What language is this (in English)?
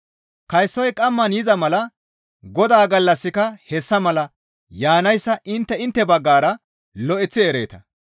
Gamo